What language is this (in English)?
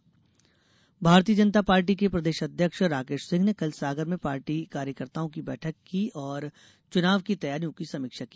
Hindi